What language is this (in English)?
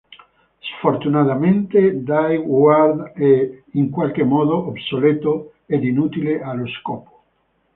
Italian